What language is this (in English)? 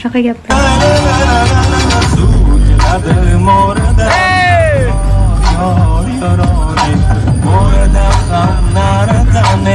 Turkish